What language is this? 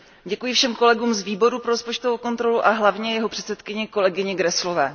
Czech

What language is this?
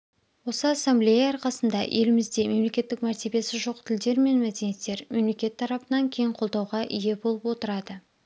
Kazakh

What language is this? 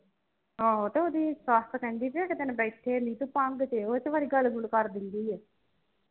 Punjabi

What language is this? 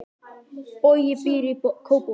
Icelandic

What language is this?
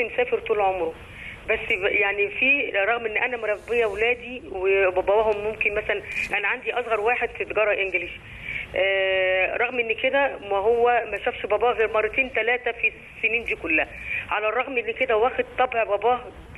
Arabic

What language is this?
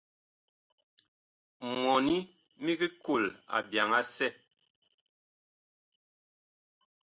Bakoko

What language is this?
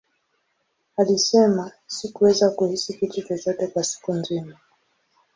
Swahili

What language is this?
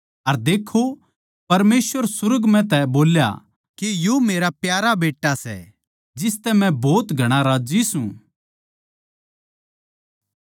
Haryanvi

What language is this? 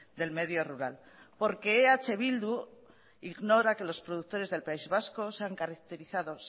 Spanish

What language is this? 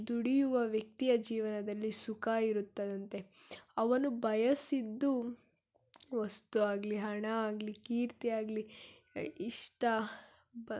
Kannada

